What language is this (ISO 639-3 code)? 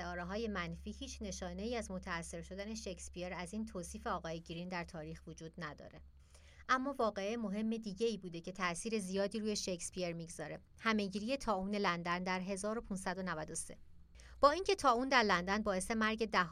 fas